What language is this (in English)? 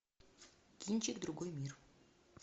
Russian